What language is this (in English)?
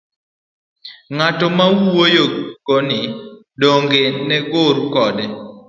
Luo (Kenya and Tanzania)